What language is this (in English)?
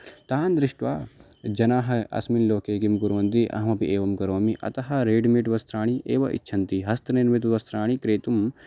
Sanskrit